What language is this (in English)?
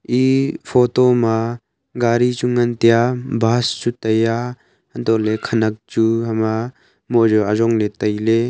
Wancho Naga